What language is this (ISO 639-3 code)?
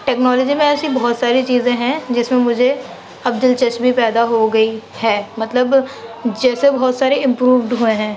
urd